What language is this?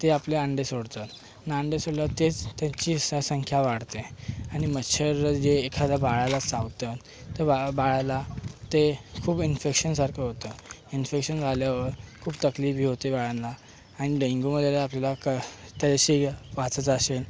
Marathi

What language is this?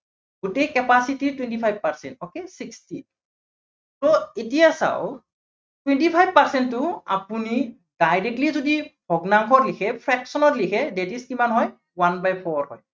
Assamese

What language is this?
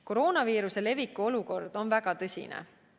Estonian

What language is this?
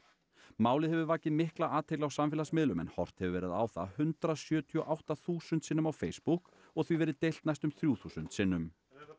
Icelandic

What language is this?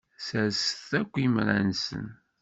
Kabyle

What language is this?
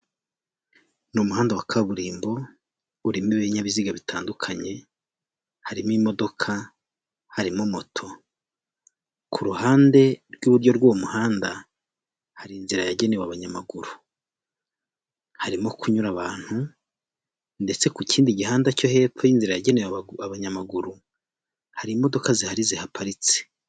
Kinyarwanda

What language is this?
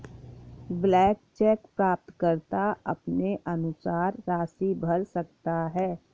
Hindi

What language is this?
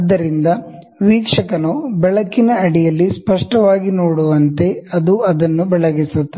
Kannada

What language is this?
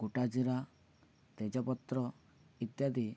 Odia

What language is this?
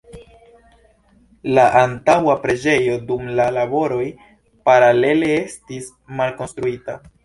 Esperanto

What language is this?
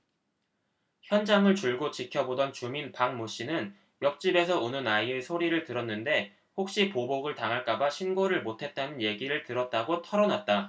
Korean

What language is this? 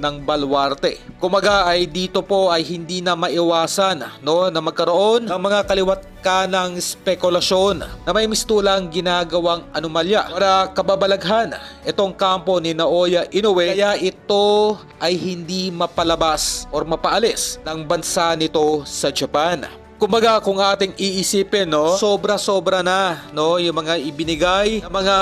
Filipino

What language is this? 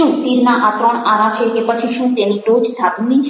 Gujarati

